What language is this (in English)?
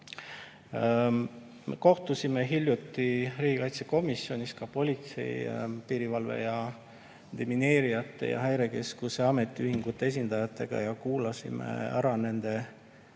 Estonian